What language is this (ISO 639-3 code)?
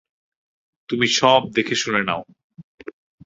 ben